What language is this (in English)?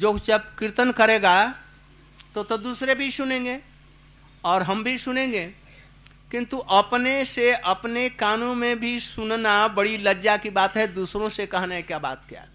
Hindi